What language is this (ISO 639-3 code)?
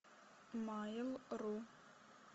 rus